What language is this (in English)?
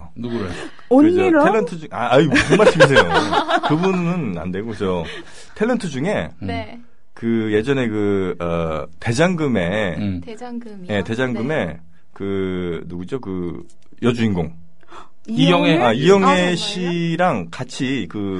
Korean